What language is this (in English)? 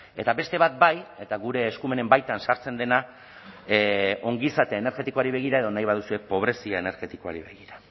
Basque